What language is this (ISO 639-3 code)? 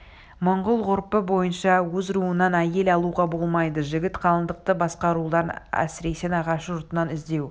kaz